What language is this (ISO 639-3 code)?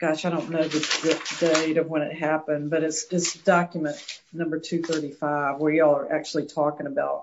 eng